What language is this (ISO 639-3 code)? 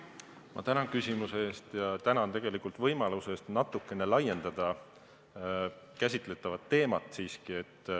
est